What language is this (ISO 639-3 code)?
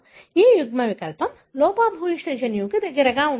tel